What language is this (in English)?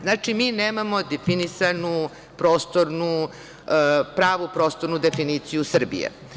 Serbian